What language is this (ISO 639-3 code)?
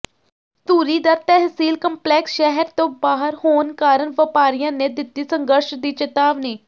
pan